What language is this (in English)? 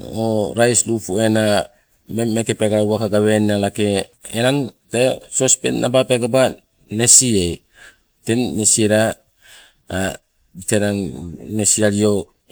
Sibe